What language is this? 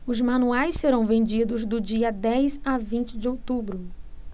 Portuguese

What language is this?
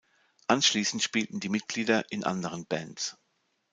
German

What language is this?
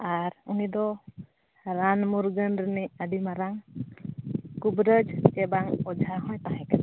Santali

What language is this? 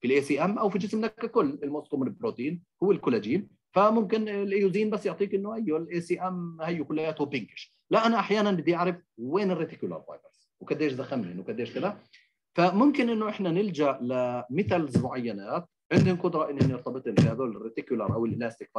Arabic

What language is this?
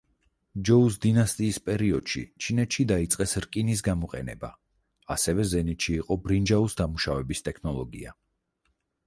Georgian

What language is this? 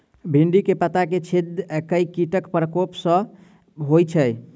Maithili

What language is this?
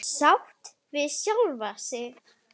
Icelandic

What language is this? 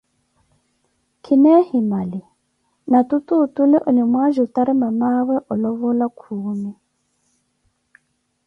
Koti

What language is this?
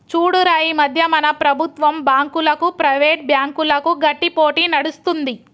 Telugu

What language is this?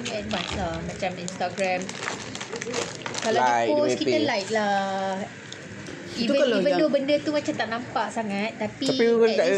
Malay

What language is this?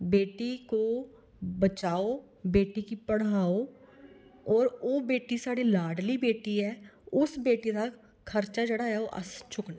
Dogri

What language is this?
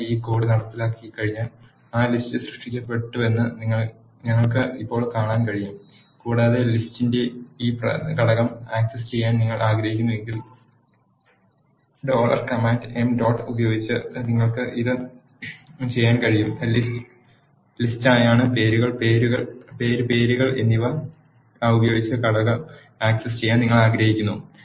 Malayalam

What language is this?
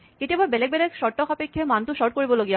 Assamese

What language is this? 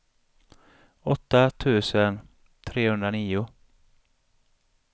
Swedish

